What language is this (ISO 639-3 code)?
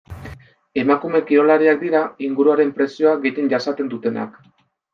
eus